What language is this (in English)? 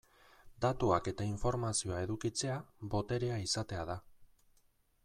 Basque